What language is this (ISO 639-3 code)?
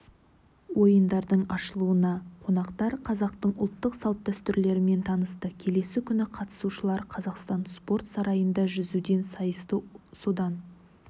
kaz